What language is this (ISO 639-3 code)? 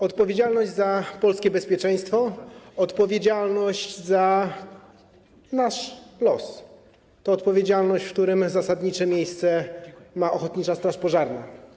pol